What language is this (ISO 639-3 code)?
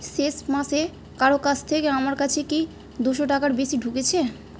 ben